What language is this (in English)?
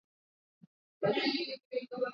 Swahili